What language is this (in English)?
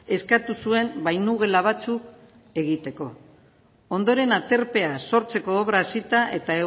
Basque